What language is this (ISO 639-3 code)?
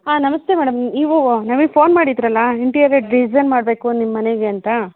kan